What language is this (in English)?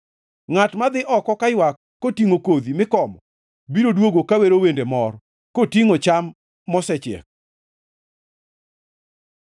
Luo (Kenya and Tanzania)